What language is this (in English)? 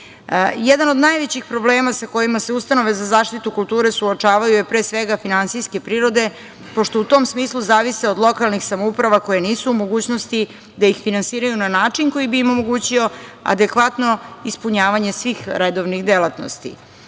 Serbian